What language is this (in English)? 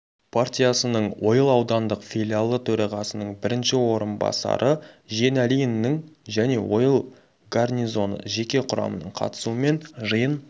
Kazakh